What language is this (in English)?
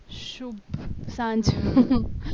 Gujarati